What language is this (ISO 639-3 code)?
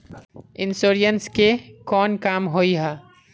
mag